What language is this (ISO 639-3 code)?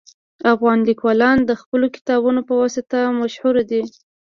pus